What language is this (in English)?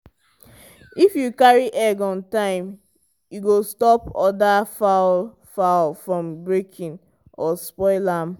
Nigerian Pidgin